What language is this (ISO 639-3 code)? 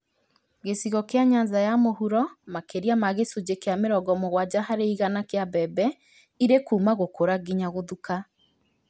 kik